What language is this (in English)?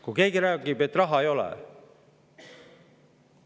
Estonian